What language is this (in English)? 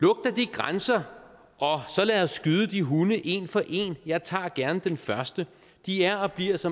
Danish